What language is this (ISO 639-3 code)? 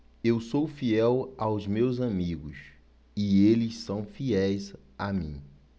por